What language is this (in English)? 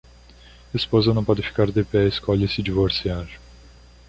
Portuguese